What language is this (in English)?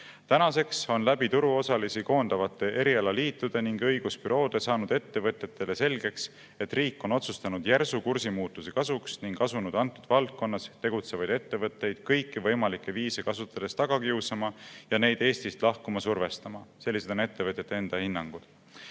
Estonian